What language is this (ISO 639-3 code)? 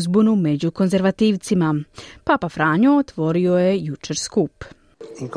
hrv